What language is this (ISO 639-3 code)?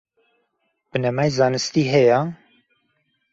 ckb